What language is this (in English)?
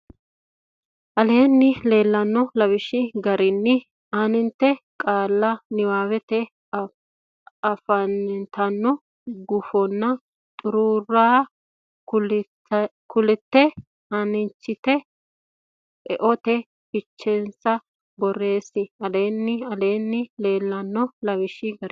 Sidamo